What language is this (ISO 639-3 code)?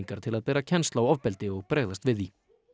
isl